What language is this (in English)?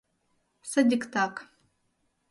Mari